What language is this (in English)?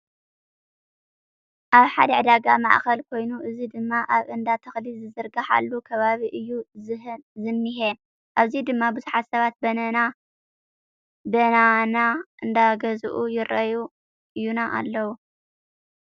Tigrinya